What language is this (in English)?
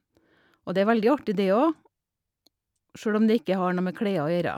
Norwegian